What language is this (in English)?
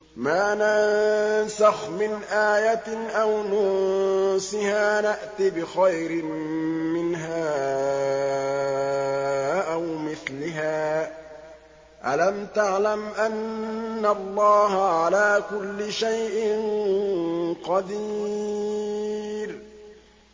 Arabic